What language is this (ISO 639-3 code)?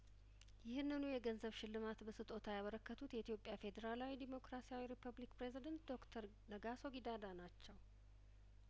amh